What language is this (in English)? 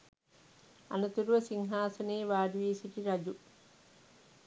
Sinhala